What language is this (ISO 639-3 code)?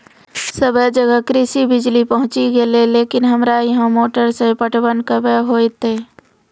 mai